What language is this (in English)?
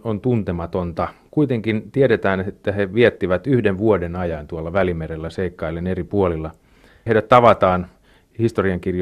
Finnish